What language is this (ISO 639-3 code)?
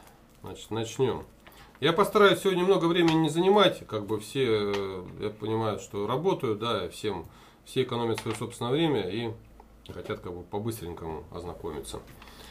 rus